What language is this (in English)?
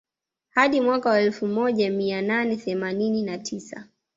Swahili